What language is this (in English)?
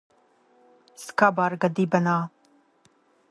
Latvian